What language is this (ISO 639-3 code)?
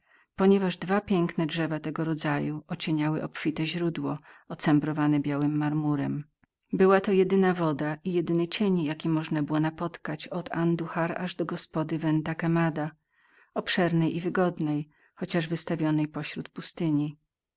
pol